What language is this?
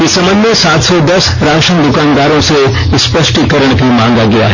Hindi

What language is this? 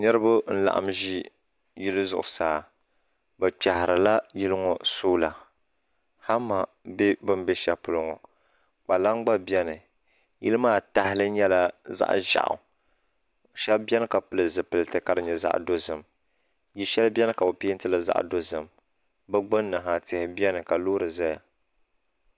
Dagbani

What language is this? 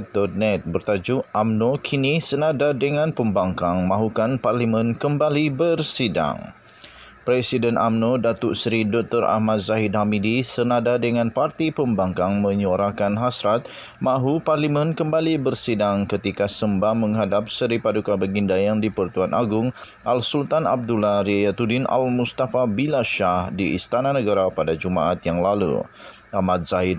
Malay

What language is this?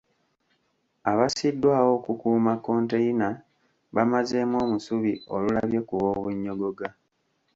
Ganda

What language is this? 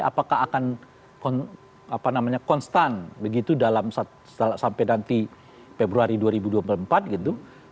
Indonesian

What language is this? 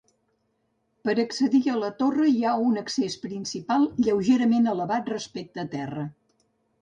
Catalan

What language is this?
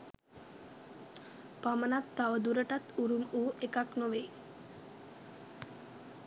Sinhala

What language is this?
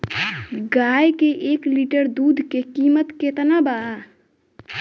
Bhojpuri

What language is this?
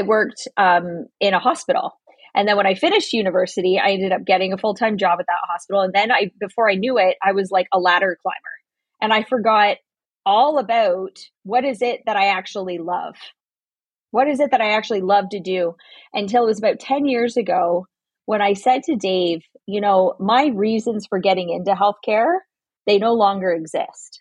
English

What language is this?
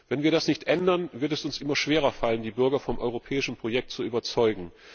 German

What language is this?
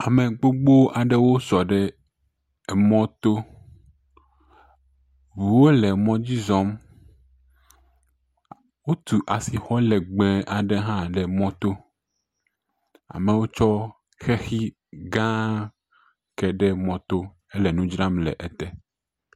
Ewe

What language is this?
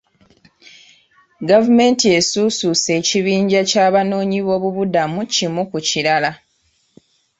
Ganda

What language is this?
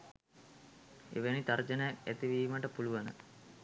Sinhala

